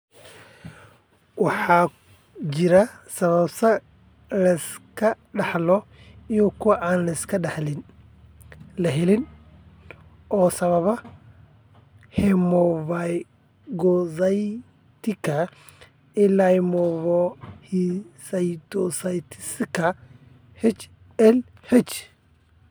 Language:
Somali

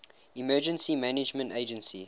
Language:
English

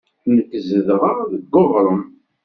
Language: Kabyle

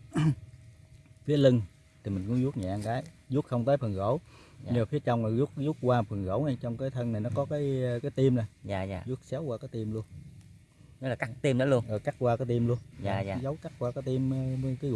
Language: Vietnamese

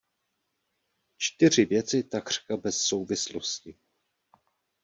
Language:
Czech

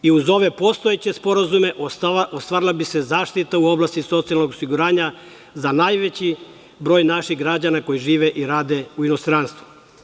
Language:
Serbian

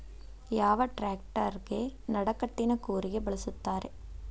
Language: Kannada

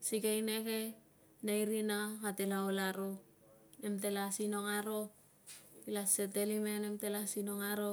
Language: Tungag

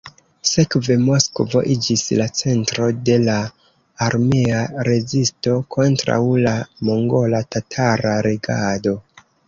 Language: Esperanto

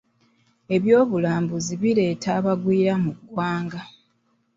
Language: Ganda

